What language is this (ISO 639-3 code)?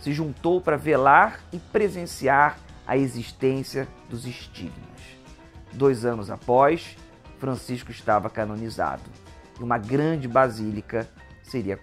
por